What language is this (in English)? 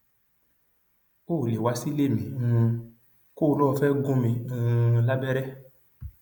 Yoruba